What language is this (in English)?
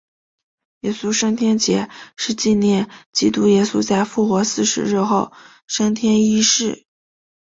Chinese